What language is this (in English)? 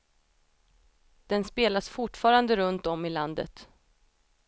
Swedish